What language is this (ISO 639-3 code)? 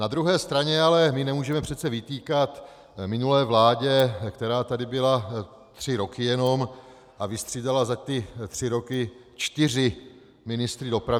ces